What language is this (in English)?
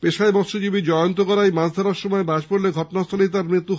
Bangla